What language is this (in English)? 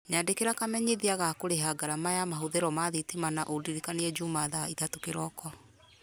Kikuyu